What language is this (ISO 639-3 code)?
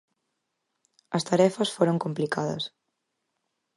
glg